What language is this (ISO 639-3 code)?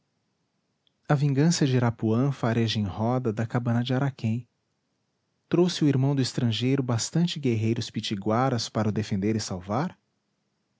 por